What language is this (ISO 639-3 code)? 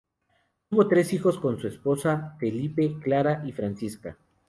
spa